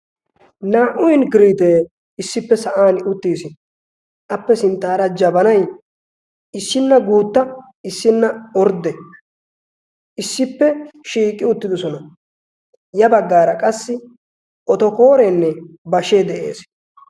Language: Wolaytta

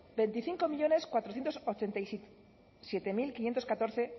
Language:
Spanish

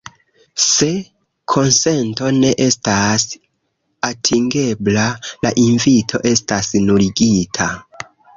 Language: Esperanto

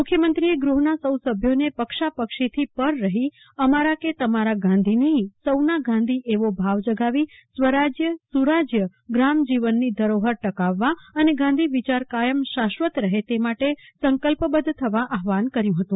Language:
Gujarati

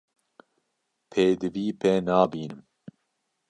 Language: Kurdish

